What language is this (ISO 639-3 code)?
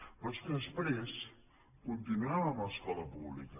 cat